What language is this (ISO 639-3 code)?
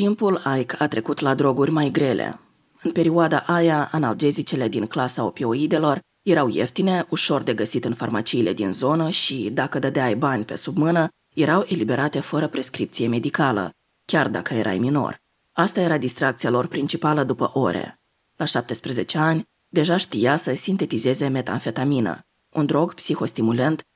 ron